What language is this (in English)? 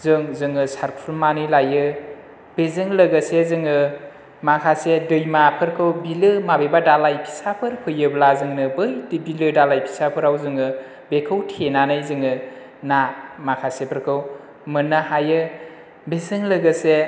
Bodo